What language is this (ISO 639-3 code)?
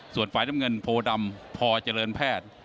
tha